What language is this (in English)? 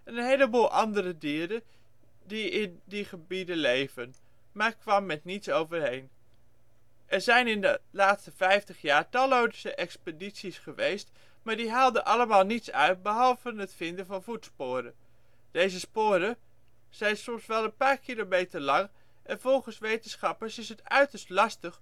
Dutch